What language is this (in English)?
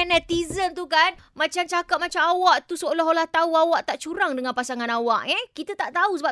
Malay